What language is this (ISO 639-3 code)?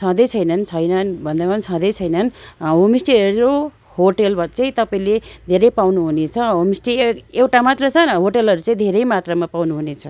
nep